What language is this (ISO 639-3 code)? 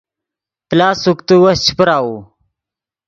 ydg